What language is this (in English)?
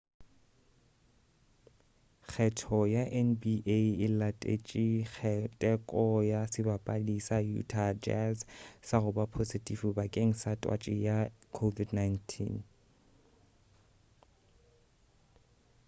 Northern Sotho